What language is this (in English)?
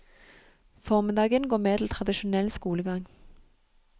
Norwegian